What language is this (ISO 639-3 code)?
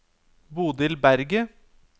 nor